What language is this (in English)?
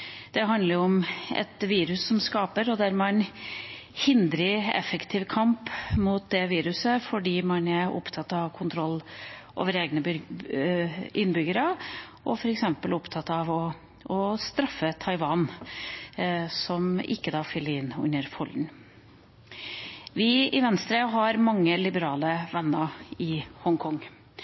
Norwegian Bokmål